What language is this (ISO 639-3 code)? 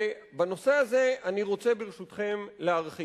heb